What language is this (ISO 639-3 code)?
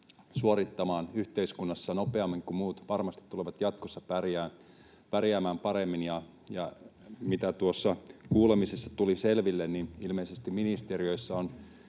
fin